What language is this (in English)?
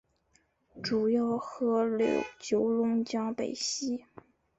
Chinese